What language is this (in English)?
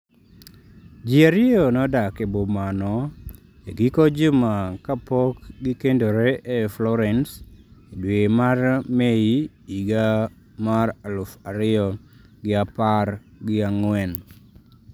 Luo (Kenya and Tanzania)